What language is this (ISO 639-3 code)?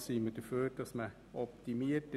gsw